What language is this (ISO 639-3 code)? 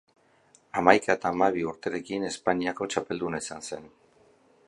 eus